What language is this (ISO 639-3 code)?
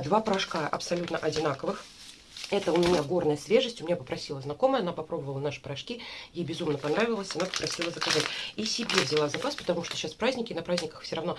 rus